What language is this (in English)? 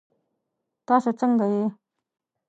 Pashto